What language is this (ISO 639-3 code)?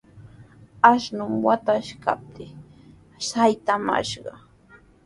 qws